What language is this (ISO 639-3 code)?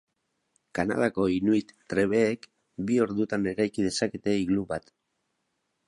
eus